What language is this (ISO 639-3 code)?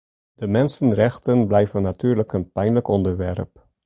nld